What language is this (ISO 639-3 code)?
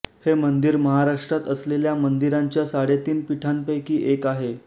mar